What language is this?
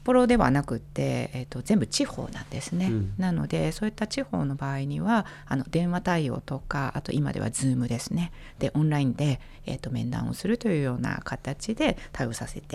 Japanese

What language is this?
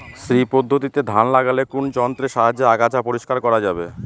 Bangla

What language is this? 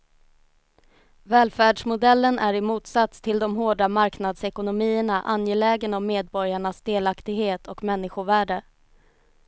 Swedish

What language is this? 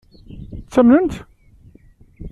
Kabyle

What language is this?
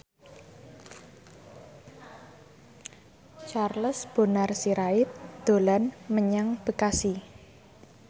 Javanese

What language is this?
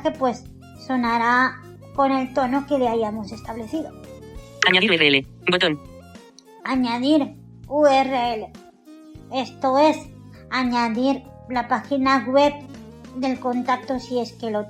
Spanish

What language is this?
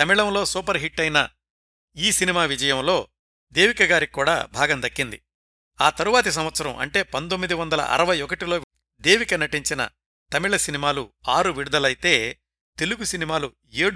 Telugu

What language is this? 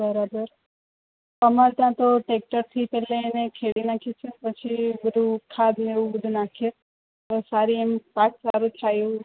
Gujarati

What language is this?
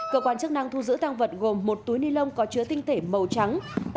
Vietnamese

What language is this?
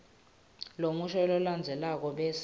Swati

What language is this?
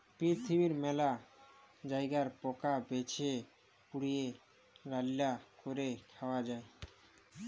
Bangla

